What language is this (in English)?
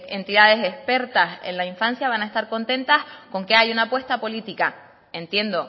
Spanish